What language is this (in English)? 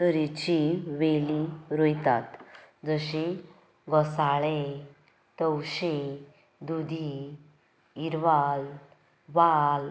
Konkani